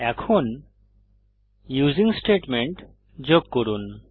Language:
Bangla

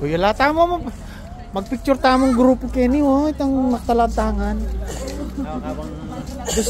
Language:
Arabic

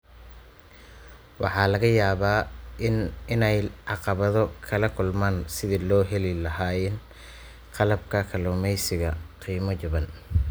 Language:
Somali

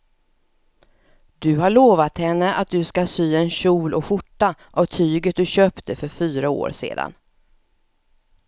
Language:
Swedish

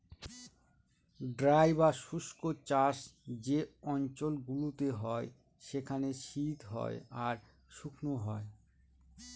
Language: Bangla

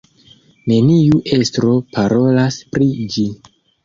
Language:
Esperanto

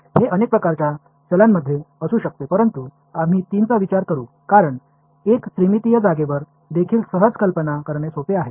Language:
Tamil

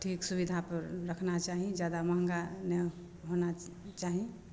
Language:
Maithili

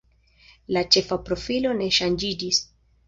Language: Esperanto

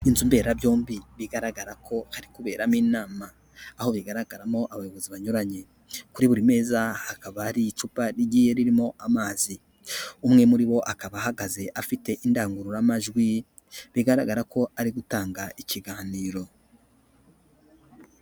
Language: Kinyarwanda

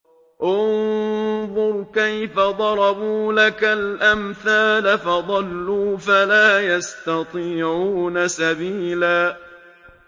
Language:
Arabic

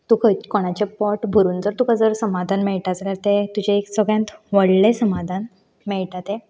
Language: Konkani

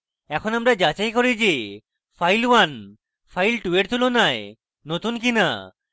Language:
Bangla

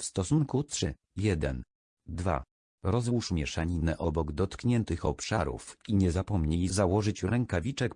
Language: Polish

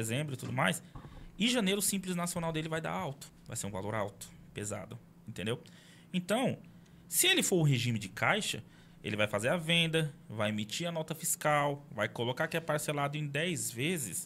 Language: Portuguese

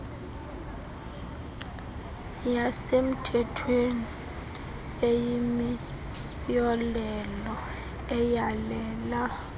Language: Xhosa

